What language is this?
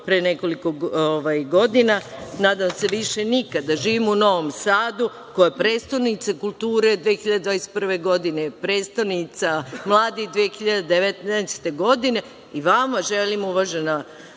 Serbian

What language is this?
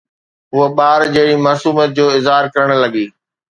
Sindhi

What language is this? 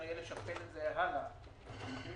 Hebrew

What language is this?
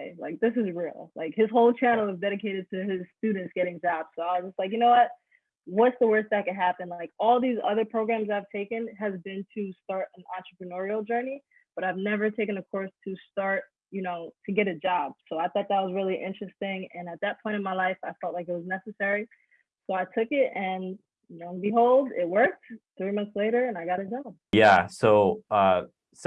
English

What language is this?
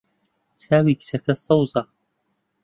Central Kurdish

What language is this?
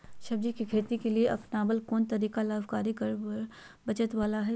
Magahi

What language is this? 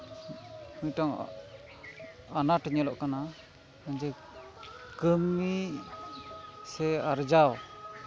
Santali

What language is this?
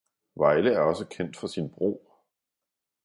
Danish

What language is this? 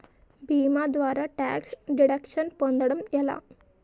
Telugu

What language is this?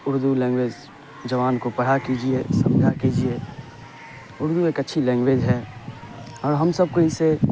Urdu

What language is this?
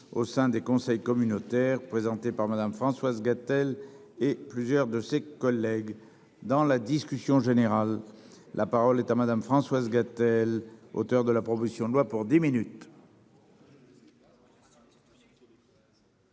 French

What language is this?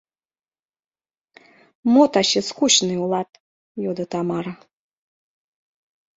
Mari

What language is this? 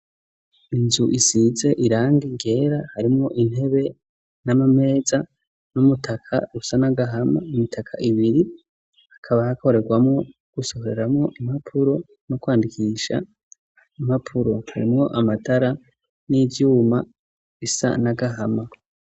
Rundi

